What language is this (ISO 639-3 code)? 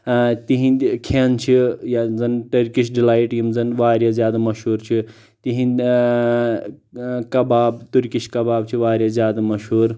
kas